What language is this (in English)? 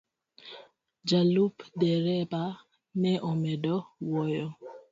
Luo (Kenya and Tanzania)